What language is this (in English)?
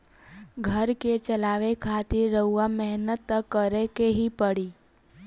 Bhojpuri